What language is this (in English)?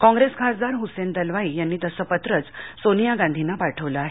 Marathi